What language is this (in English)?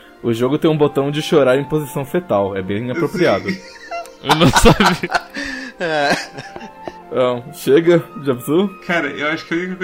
Portuguese